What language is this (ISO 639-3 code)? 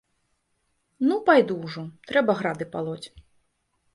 bel